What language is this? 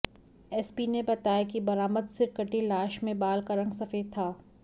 Hindi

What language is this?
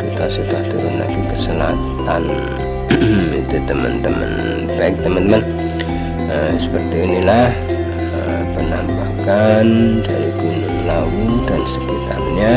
Indonesian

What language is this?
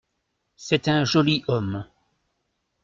French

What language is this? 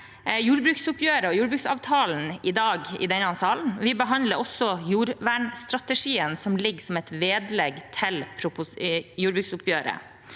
Norwegian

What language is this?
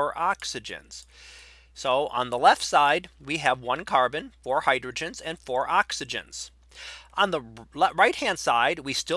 English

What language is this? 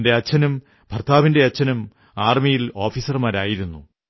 Malayalam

